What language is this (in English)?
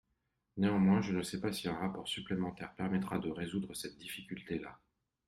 French